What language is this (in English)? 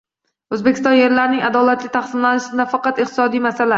Uzbek